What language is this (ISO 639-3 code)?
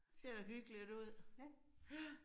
dan